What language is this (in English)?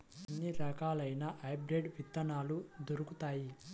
Telugu